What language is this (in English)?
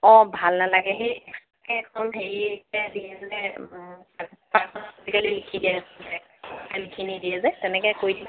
Assamese